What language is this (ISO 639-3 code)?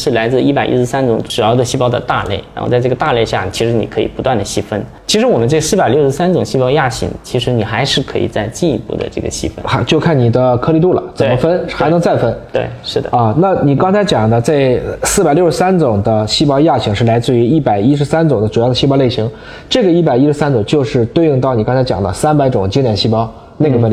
zho